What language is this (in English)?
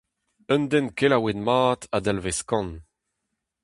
Breton